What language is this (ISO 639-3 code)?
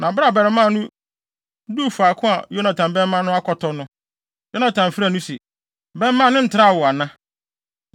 aka